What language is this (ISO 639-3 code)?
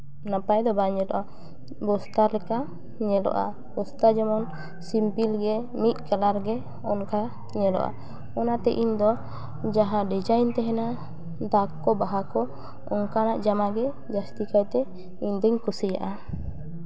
sat